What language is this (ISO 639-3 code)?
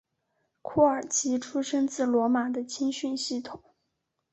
zho